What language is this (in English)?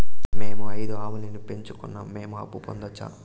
Telugu